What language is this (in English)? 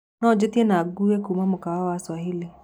Kikuyu